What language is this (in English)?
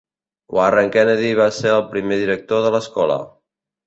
Catalan